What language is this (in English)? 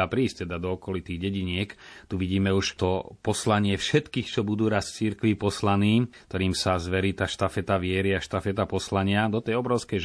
Slovak